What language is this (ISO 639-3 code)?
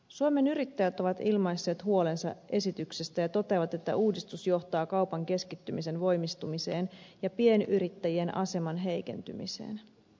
fin